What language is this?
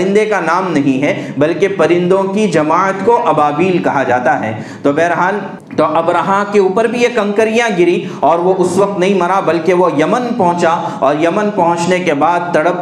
Urdu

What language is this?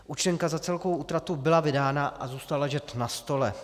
Czech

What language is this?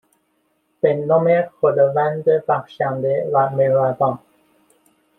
Persian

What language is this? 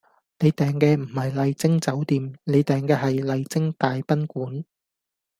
Cantonese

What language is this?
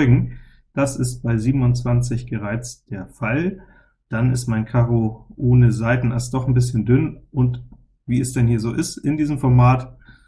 German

